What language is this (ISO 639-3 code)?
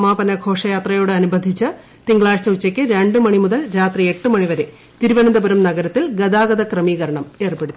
mal